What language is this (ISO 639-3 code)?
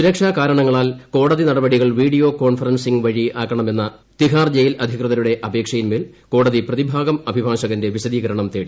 mal